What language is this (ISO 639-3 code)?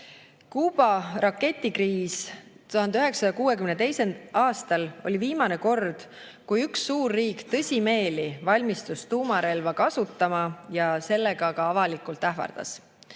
est